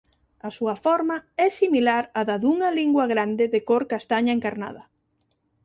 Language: Galician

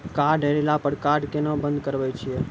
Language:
Maithili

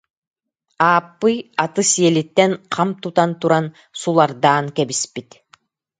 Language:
Yakut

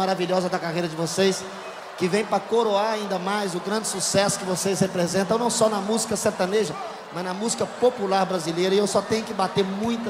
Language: Portuguese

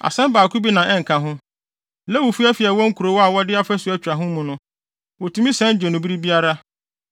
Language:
Akan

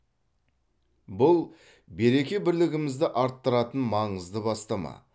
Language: Kazakh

